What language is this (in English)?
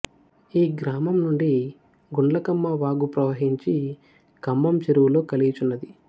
Telugu